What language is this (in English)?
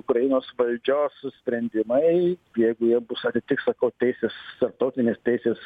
Lithuanian